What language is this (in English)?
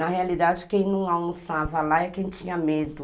Portuguese